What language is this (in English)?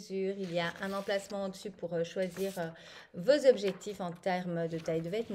French